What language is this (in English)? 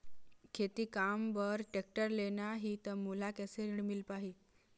Chhattisgarhi